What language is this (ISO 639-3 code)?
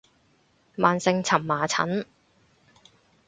yue